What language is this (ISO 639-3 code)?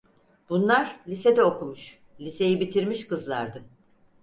tur